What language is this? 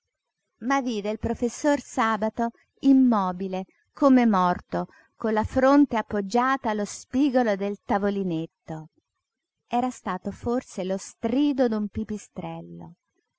Italian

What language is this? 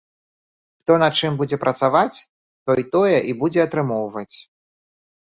Belarusian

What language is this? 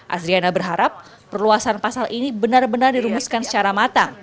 Indonesian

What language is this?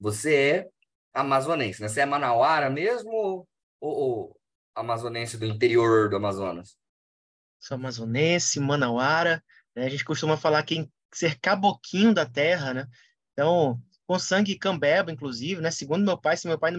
Portuguese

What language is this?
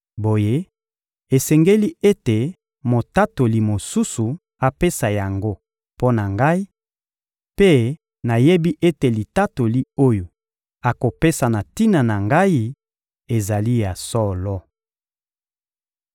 Lingala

